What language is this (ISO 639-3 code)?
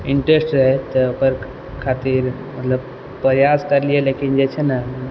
mai